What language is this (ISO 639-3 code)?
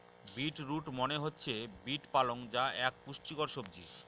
ben